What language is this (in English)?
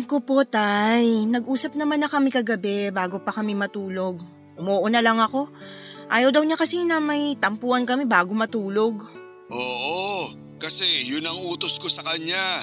Filipino